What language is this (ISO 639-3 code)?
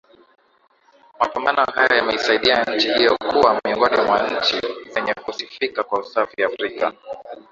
swa